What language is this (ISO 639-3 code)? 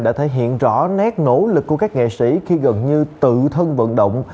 vie